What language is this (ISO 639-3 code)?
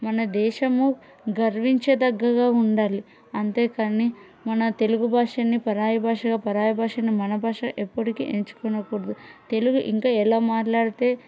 tel